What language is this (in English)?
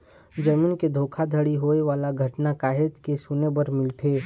Chhattisgarhi